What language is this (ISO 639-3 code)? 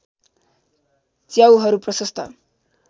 nep